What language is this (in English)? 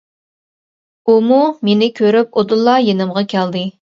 Uyghur